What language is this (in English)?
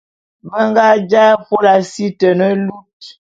Bulu